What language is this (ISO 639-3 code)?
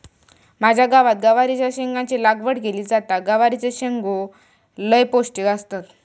mar